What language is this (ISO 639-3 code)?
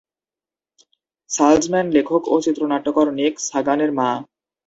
ben